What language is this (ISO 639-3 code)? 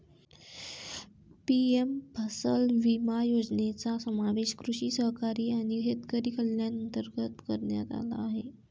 mar